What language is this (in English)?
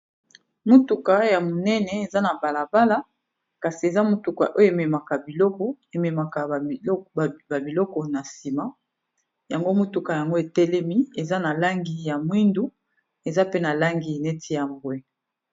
Lingala